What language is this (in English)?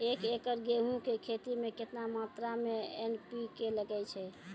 Maithili